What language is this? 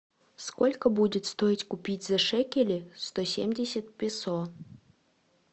Russian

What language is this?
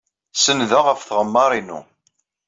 Kabyle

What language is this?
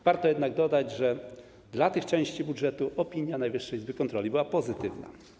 Polish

